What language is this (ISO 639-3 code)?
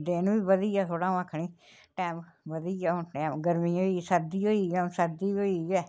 doi